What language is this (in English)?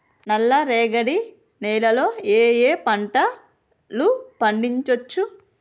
Telugu